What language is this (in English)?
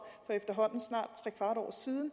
Danish